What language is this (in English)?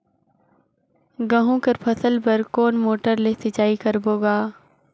Chhattisgarhi